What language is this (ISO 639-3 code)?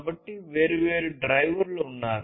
tel